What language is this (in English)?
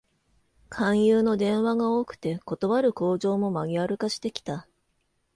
Japanese